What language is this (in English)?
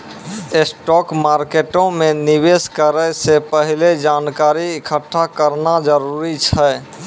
Maithili